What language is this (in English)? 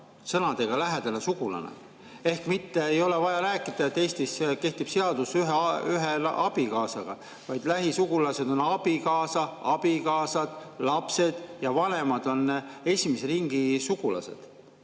Estonian